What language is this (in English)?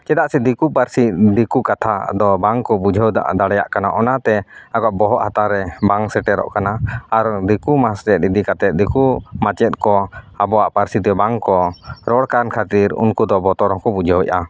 Santali